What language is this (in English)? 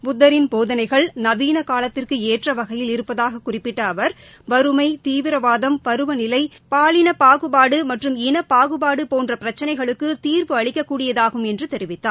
Tamil